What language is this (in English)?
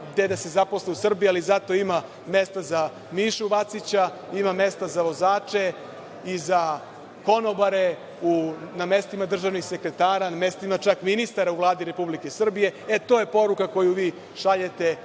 Serbian